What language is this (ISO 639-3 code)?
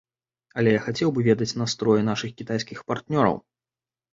bel